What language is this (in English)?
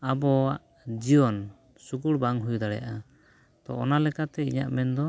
Santali